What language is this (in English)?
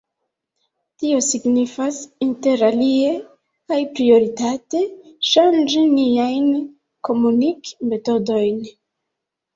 Esperanto